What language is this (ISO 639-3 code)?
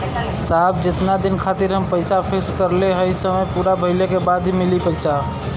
bho